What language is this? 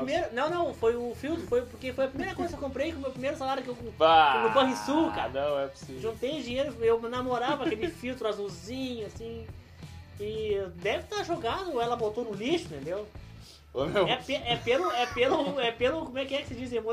Portuguese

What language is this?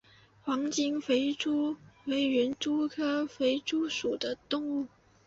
Chinese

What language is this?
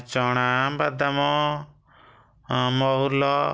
Odia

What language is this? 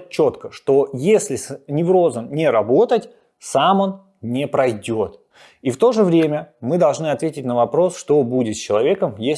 Russian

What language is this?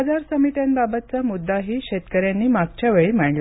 Marathi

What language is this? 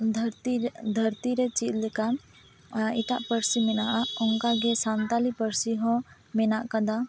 Santali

